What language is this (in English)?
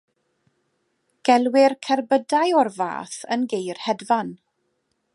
Welsh